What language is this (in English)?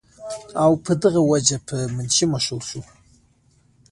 Pashto